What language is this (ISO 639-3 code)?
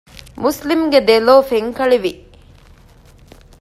div